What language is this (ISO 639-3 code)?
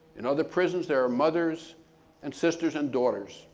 eng